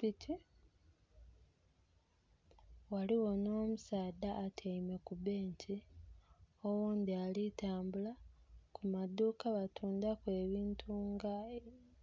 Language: Soga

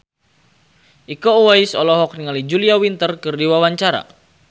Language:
Sundanese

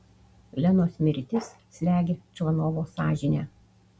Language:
Lithuanian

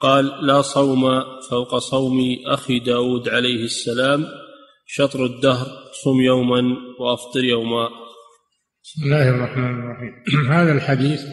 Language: Arabic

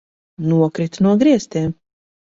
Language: Latvian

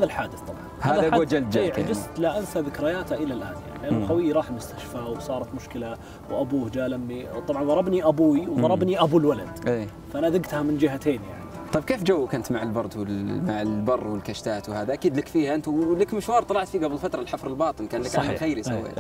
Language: Arabic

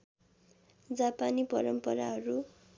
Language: Nepali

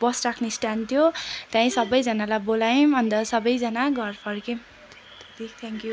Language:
Nepali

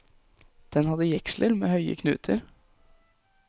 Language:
Norwegian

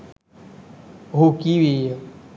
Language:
Sinhala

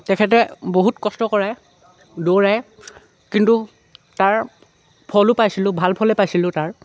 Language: Assamese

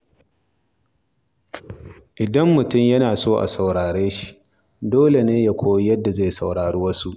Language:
Hausa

